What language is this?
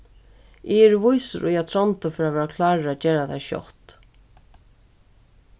Faroese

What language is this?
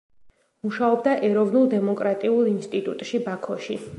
Georgian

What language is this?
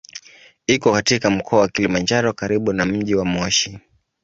Swahili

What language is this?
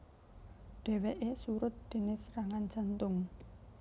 Javanese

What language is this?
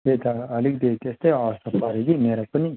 Nepali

